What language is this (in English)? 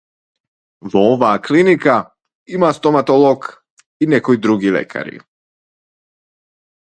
Macedonian